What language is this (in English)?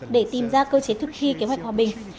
Vietnamese